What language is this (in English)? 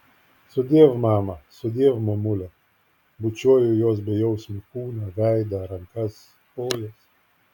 Lithuanian